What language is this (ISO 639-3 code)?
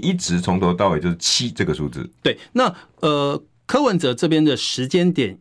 zho